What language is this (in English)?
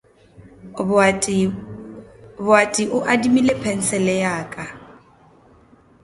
Northern Sotho